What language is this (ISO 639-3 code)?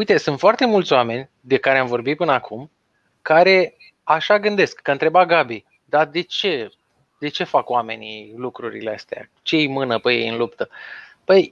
ron